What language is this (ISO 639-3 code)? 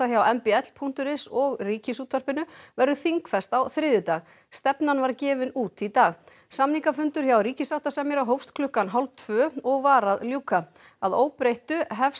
isl